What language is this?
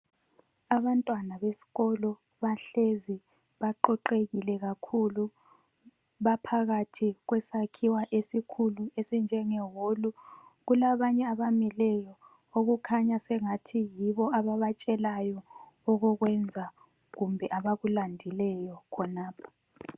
North Ndebele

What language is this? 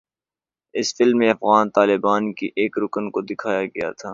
Urdu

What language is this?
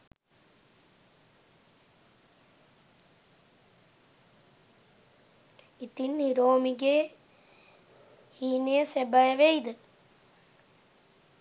Sinhala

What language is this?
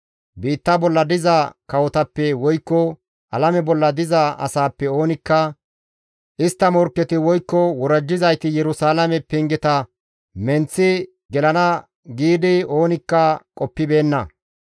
Gamo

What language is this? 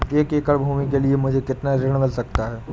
Hindi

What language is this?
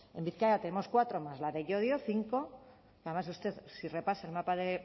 Spanish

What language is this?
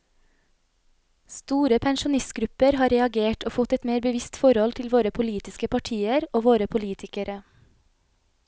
Norwegian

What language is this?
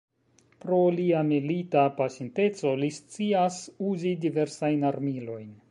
Esperanto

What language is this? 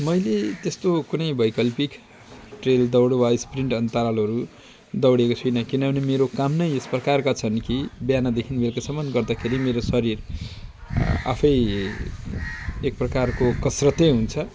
Nepali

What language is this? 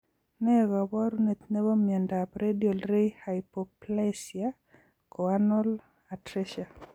Kalenjin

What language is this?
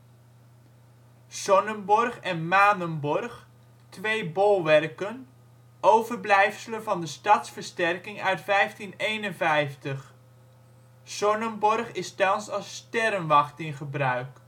Dutch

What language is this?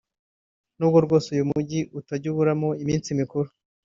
Kinyarwanda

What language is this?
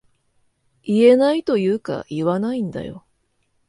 Japanese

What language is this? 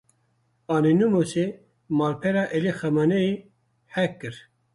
Kurdish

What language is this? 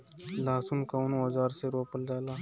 Bhojpuri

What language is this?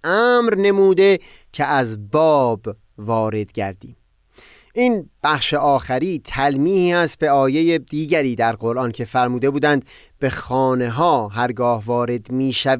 Persian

